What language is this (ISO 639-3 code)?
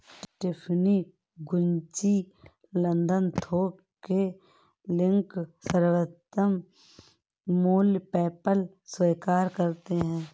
hin